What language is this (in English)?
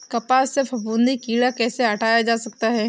Hindi